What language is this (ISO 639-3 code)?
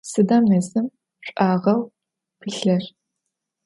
ady